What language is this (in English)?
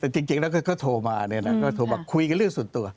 Thai